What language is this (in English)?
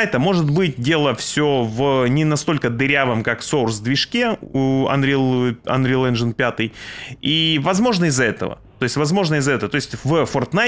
Russian